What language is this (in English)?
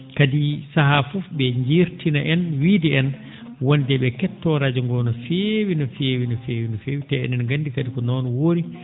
Fula